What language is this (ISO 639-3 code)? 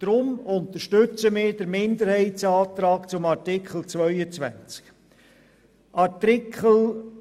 gsw